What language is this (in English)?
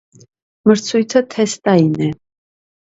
Armenian